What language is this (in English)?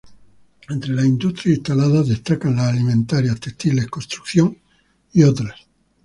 Spanish